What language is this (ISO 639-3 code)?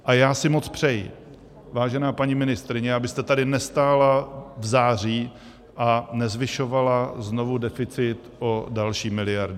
ces